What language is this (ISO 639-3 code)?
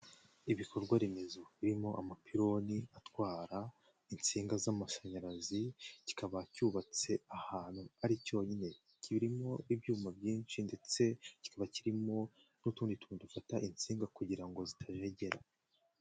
kin